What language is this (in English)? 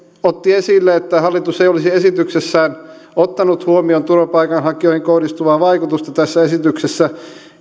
Finnish